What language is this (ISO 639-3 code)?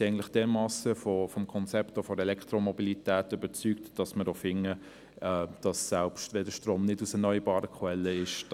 gsw